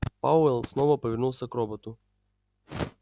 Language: Russian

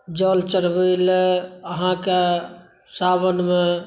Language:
Maithili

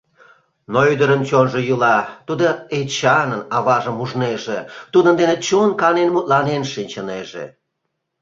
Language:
Mari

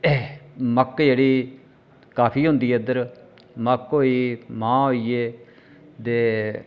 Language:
Dogri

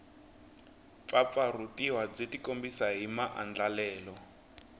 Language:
Tsonga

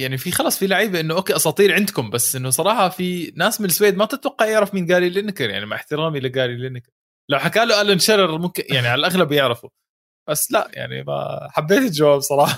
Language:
Arabic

